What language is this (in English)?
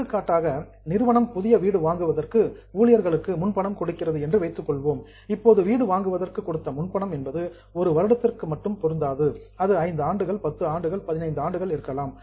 Tamil